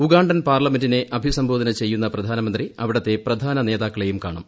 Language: Malayalam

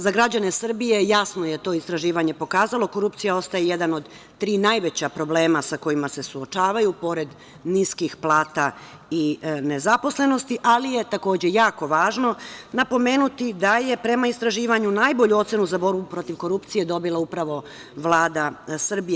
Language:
Serbian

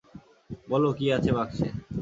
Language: Bangla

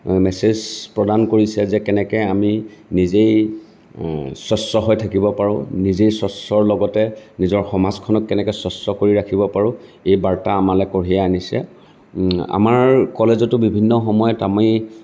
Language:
Assamese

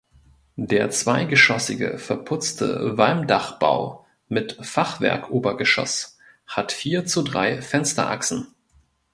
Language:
German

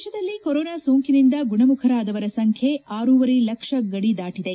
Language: Kannada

